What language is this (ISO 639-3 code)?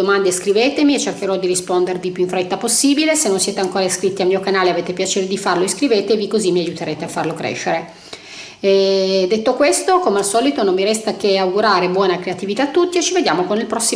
ita